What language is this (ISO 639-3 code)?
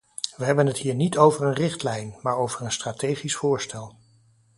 nld